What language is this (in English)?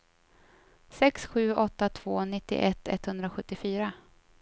Swedish